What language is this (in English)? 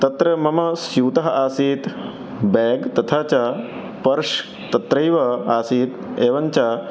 Sanskrit